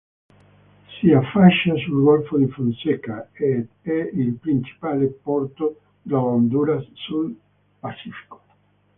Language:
Italian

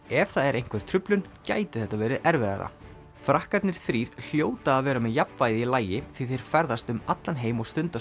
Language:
Icelandic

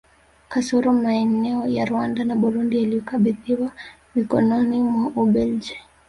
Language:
Swahili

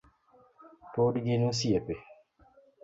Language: Luo (Kenya and Tanzania)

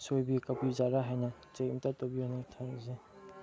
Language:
Manipuri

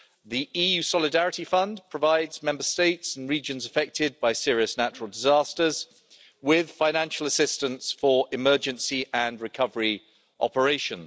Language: English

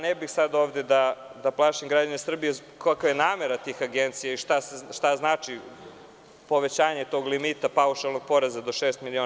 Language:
Serbian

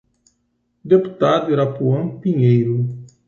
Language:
Portuguese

